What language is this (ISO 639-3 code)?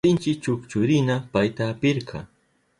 qup